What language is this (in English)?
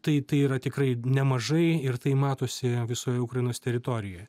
Lithuanian